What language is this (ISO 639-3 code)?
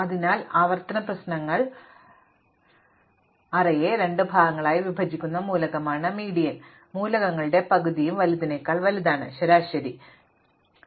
mal